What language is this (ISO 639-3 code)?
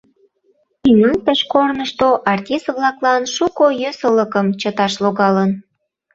chm